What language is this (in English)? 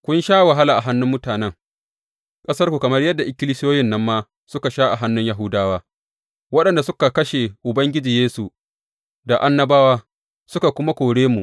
Hausa